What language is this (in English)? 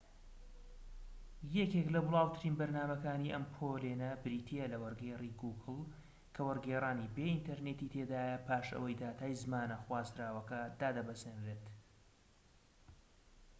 Central Kurdish